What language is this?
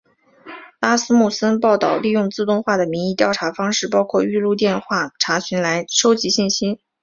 Chinese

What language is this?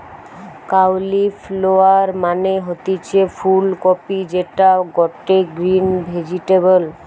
Bangla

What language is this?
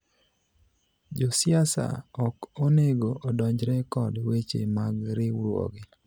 Luo (Kenya and Tanzania)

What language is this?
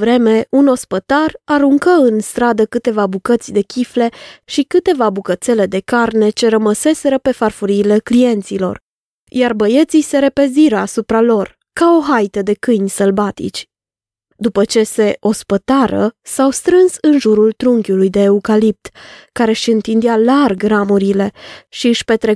Romanian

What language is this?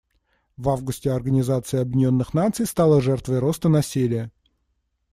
Russian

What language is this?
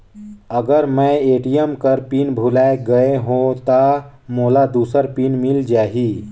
Chhattisgarhi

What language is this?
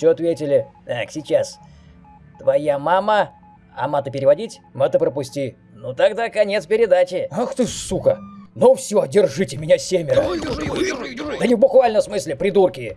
Russian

